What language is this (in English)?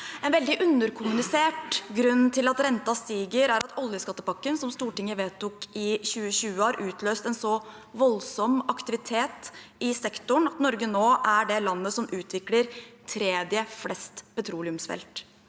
Norwegian